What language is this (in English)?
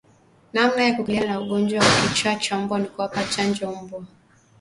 Swahili